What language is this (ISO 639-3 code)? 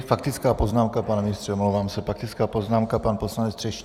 ces